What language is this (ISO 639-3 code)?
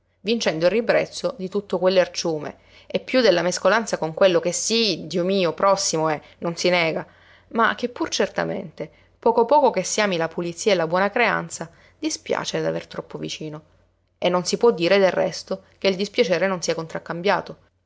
ita